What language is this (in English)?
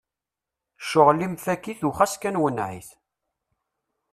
Kabyle